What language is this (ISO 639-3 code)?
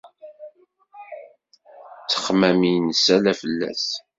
kab